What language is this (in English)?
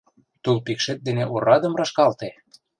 Mari